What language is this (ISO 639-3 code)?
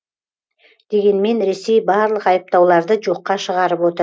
kaz